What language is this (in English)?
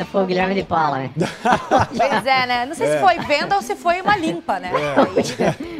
Portuguese